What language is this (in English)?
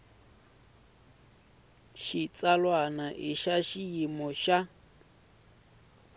Tsonga